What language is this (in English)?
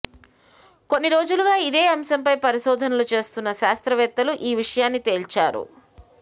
Telugu